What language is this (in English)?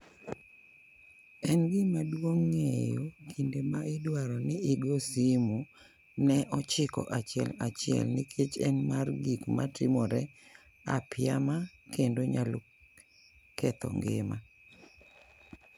Luo (Kenya and Tanzania)